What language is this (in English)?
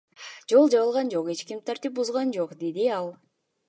Kyrgyz